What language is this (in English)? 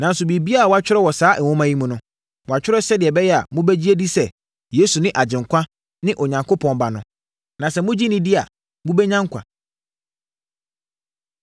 Akan